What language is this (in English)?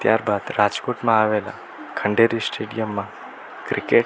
Gujarati